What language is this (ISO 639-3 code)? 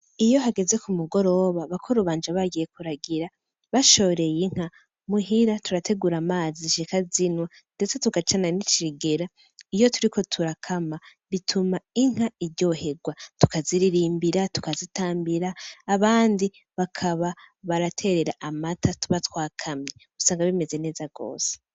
run